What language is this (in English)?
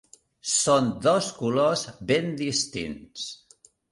Catalan